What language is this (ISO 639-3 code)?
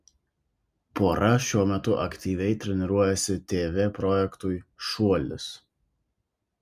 lit